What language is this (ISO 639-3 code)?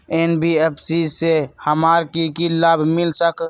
mag